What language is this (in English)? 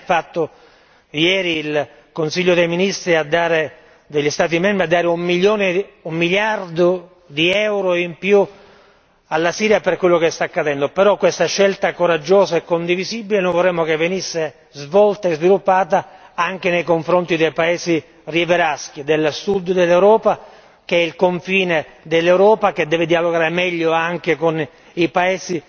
Italian